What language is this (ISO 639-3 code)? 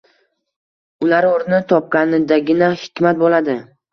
uzb